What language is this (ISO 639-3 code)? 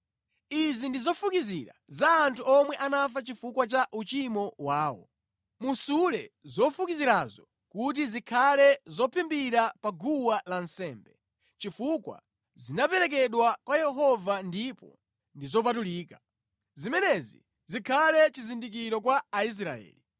nya